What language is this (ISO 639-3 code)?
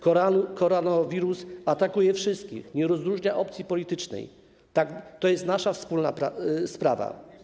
pol